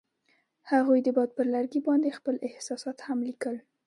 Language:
Pashto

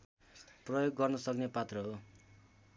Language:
Nepali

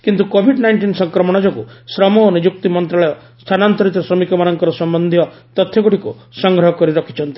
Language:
Odia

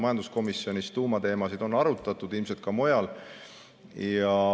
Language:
Estonian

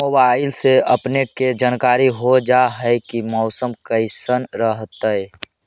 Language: Magahi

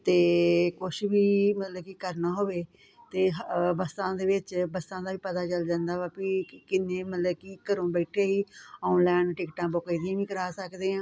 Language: Punjabi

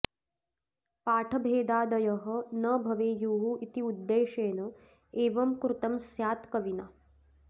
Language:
Sanskrit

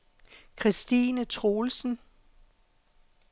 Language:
Danish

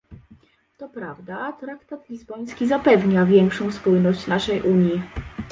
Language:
Polish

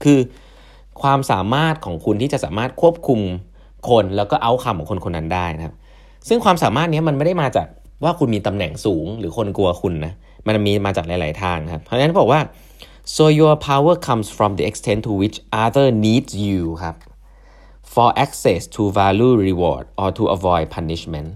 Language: Thai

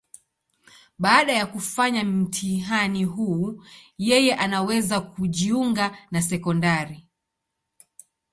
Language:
Swahili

